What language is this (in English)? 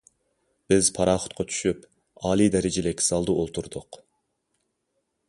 Uyghur